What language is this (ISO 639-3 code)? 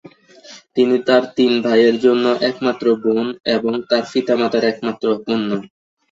ben